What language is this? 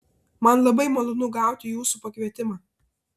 Lithuanian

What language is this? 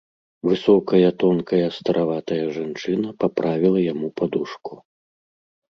Belarusian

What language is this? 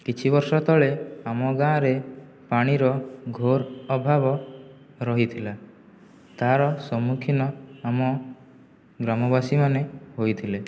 Odia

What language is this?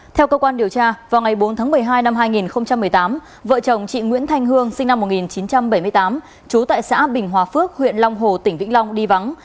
Vietnamese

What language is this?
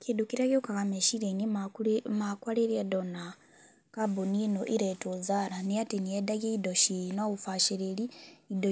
Kikuyu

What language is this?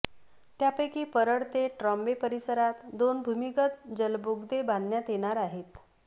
Marathi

